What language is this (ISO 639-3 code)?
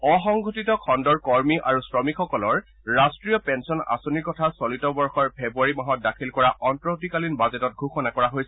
asm